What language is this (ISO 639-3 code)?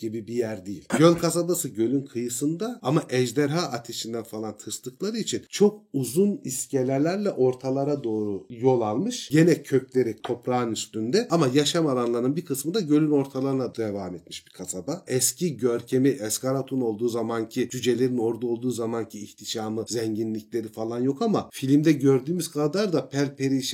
tur